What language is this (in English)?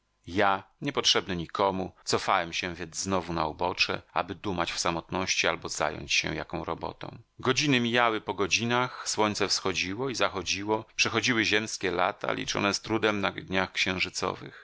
Polish